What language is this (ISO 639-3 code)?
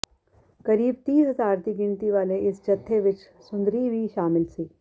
pan